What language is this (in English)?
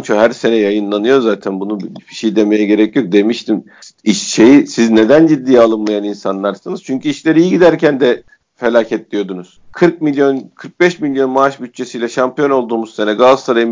Turkish